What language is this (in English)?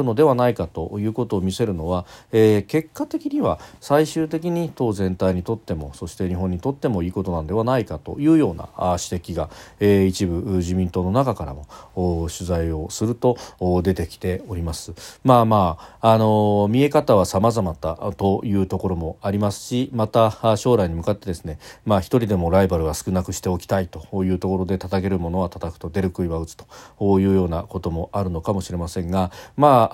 Japanese